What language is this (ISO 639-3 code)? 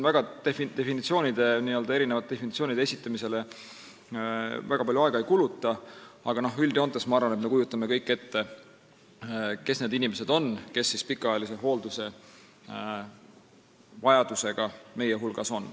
est